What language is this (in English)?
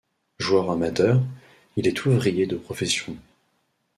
French